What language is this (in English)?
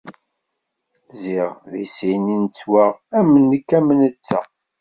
Kabyle